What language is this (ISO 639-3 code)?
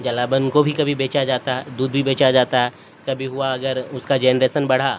urd